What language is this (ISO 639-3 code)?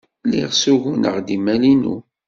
kab